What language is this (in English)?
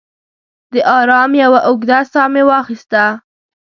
Pashto